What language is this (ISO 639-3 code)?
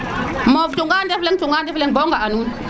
srr